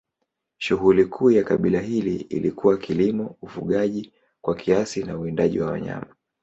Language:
Swahili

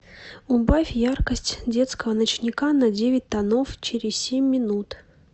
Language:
Russian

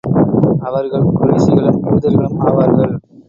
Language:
Tamil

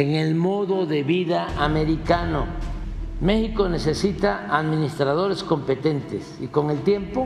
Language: Spanish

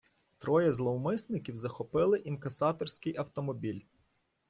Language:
Ukrainian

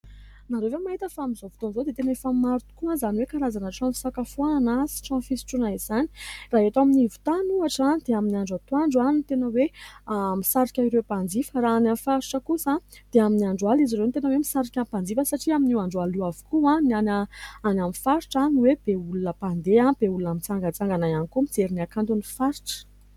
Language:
Malagasy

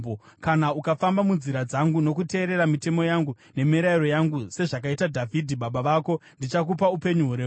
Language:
Shona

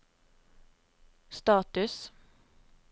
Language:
Norwegian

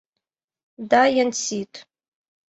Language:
Mari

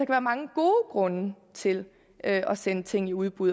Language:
Danish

